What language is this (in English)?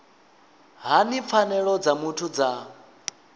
Venda